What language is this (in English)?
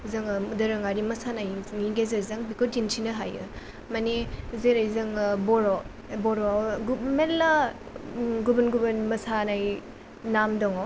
Bodo